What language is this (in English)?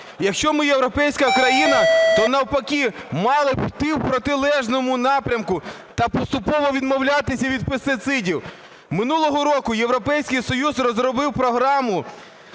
Ukrainian